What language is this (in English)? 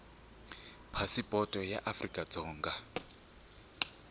Tsonga